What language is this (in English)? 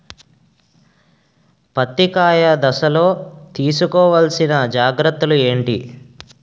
Telugu